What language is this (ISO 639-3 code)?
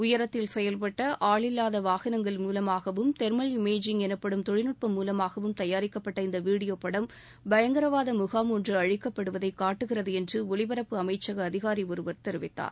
tam